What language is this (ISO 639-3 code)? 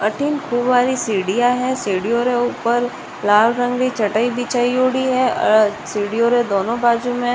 raj